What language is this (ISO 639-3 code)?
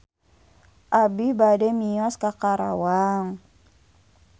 sun